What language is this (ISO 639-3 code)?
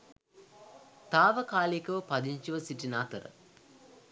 sin